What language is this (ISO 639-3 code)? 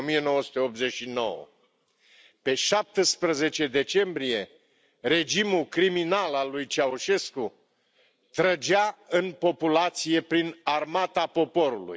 ron